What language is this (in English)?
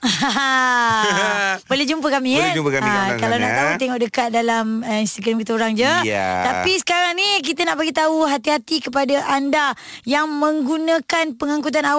Malay